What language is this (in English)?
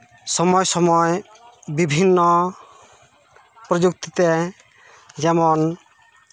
Santali